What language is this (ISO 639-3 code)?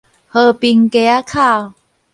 nan